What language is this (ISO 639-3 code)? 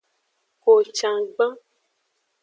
ajg